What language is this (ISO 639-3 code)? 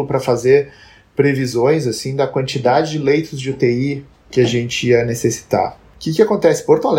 por